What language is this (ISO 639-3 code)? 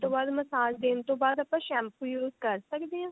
pan